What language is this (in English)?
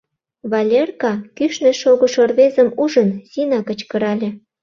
Mari